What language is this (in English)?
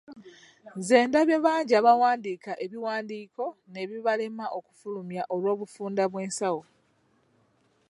Ganda